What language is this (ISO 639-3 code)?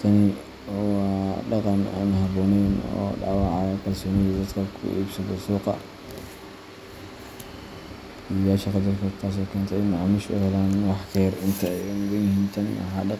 som